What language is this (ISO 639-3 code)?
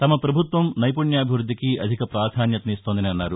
tel